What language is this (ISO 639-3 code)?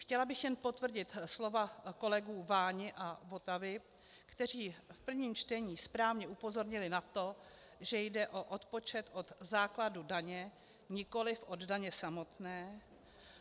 ces